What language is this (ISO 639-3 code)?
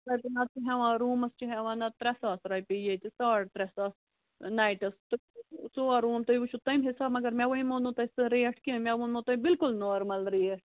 kas